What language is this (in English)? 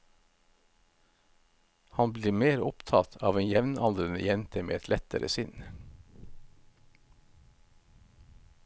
Norwegian